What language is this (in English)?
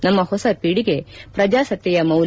Kannada